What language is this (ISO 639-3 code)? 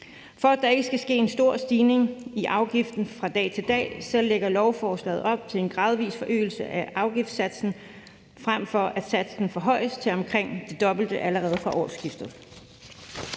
dan